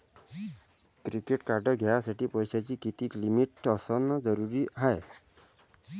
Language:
Marathi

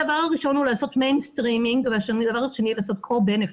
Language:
Hebrew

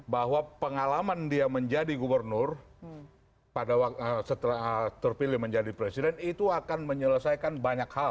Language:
Indonesian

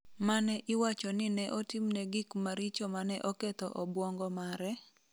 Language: Luo (Kenya and Tanzania)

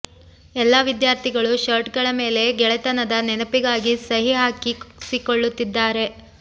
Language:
Kannada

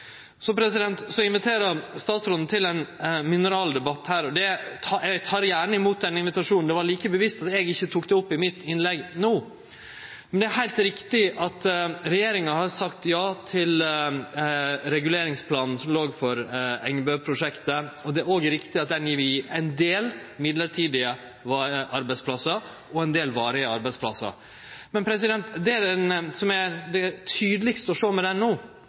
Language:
Norwegian Nynorsk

